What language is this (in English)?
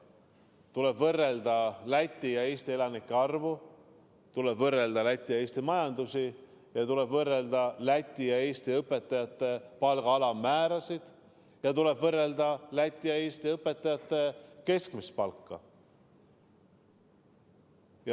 Estonian